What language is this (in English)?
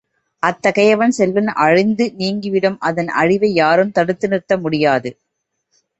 Tamil